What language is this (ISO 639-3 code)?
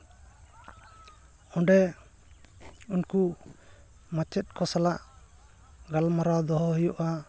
sat